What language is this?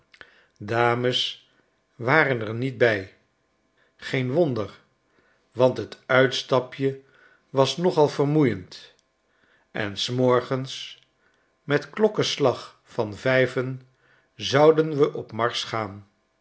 Dutch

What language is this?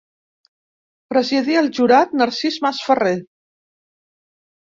Catalan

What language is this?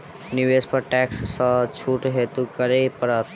Maithili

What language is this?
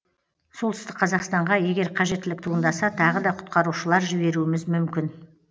Kazakh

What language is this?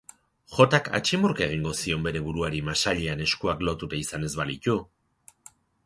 Basque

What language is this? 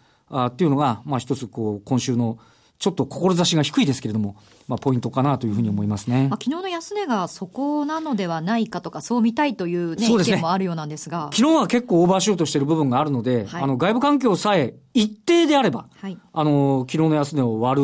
Japanese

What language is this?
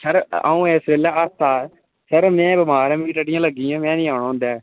Dogri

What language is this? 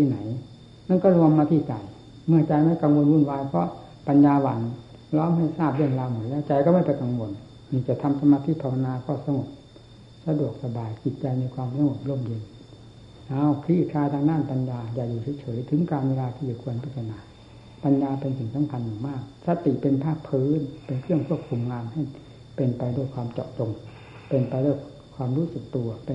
Thai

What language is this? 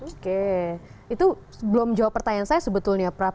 Indonesian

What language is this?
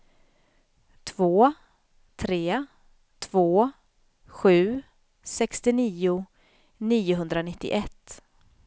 Swedish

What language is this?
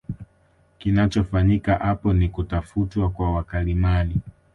Swahili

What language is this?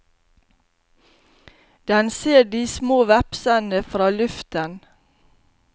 Norwegian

